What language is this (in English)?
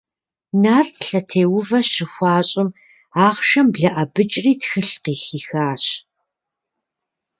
Kabardian